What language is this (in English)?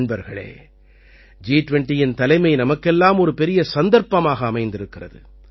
Tamil